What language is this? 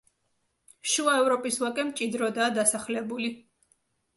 Georgian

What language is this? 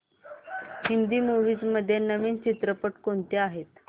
Marathi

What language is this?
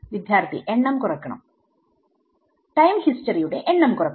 Malayalam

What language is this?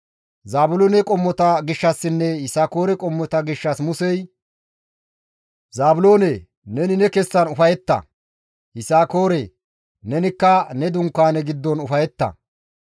Gamo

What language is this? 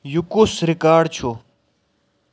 Kashmiri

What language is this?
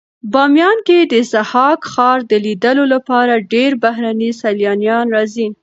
Pashto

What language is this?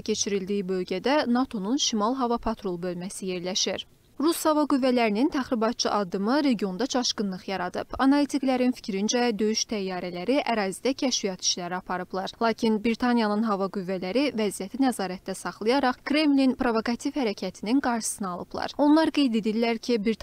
Turkish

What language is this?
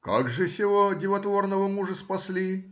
Russian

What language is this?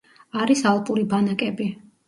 Georgian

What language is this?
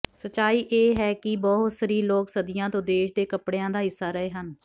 Punjabi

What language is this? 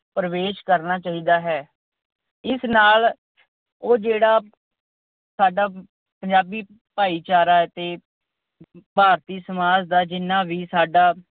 Punjabi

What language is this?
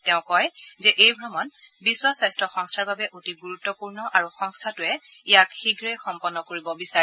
Assamese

